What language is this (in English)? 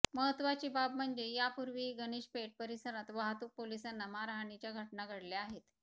Marathi